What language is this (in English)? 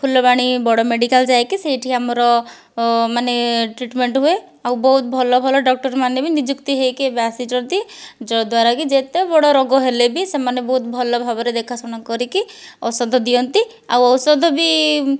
Odia